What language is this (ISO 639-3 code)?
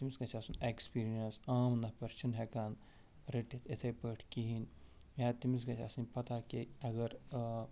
kas